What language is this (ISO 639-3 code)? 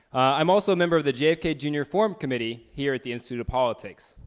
eng